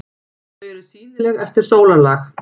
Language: Icelandic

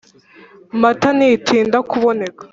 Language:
Kinyarwanda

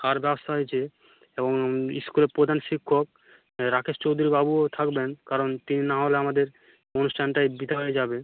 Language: Bangla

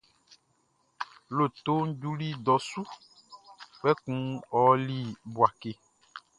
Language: Baoulé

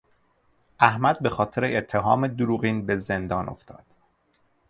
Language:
Persian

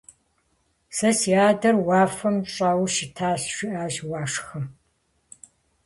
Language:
Kabardian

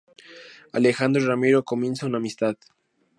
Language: Spanish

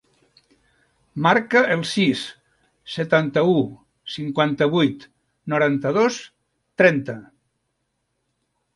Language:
Catalan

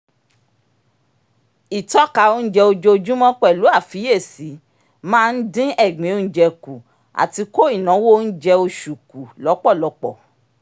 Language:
Yoruba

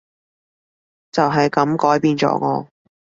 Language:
Cantonese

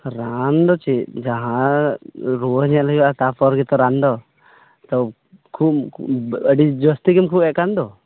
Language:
Santali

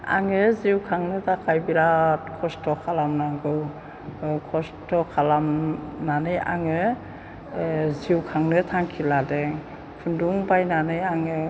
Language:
Bodo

